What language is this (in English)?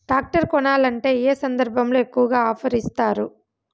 Telugu